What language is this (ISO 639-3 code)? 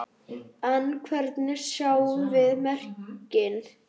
isl